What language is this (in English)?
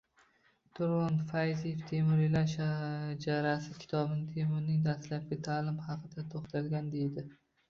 Uzbek